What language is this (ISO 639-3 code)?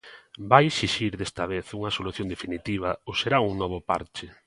glg